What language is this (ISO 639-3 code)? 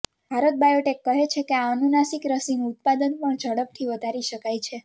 guj